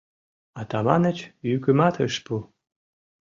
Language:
Mari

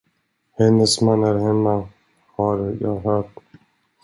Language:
Swedish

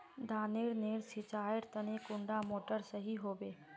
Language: Magahi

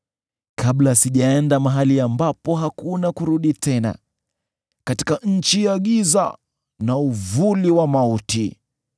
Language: Swahili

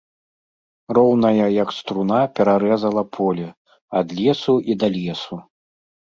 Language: Belarusian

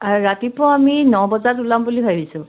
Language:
Assamese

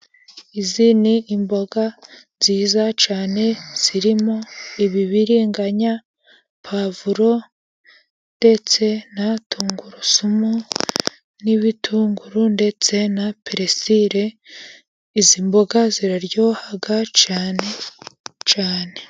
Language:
Kinyarwanda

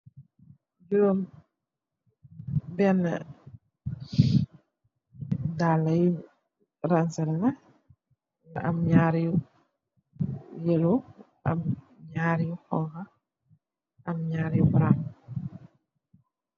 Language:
Wolof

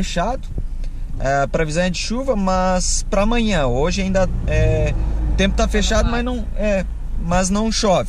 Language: Portuguese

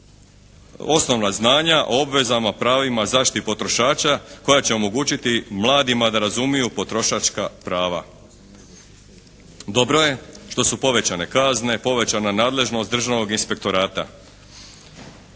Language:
Croatian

